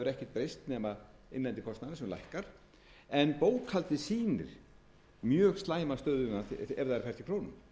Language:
Icelandic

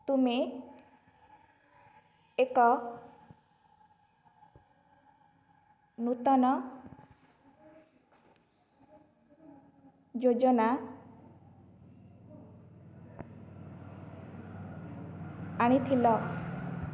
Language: Odia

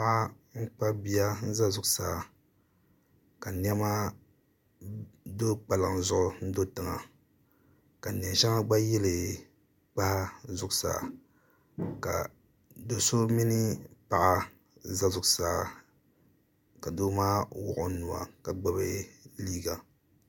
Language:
Dagbani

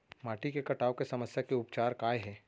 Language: Chhattisgarhi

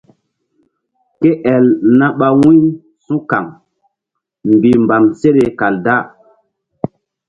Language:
Mbum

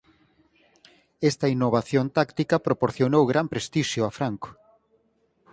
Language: Galician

